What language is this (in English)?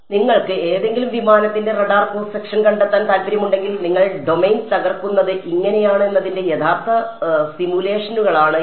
Malayalam